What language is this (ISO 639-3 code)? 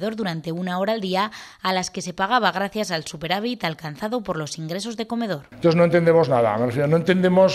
spa